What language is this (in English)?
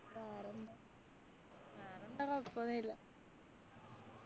Malayalam